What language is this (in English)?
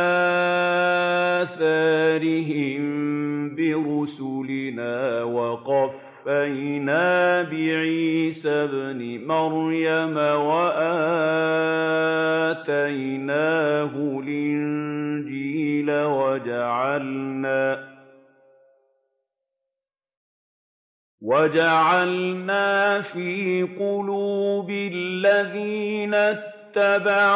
Arabic